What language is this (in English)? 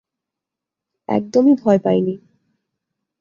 Bangla